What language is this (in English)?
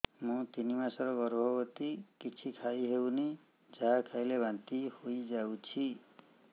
Odia